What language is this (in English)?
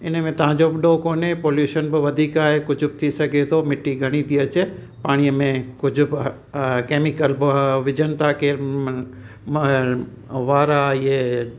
Sindhi